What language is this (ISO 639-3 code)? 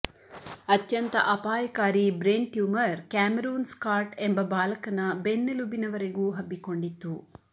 kan